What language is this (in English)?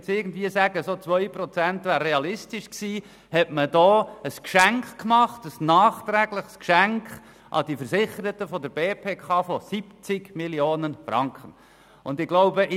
Swiss German